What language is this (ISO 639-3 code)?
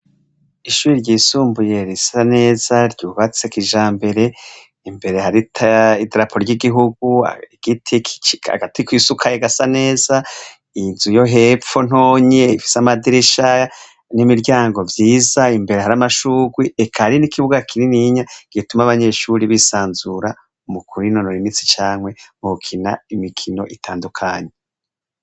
run